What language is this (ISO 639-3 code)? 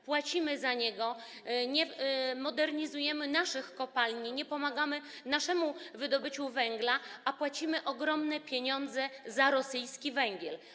pol